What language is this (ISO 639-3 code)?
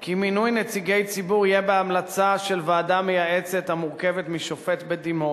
heb